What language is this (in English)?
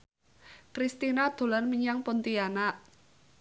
Javanese